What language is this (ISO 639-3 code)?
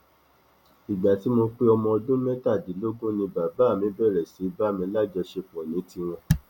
yor